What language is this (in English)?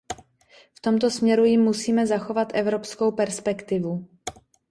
Czech